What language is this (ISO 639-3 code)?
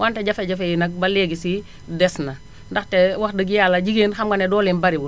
wol